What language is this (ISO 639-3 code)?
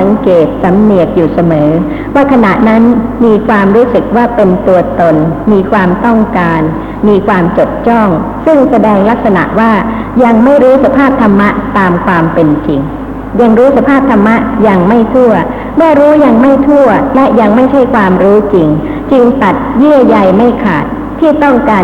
tha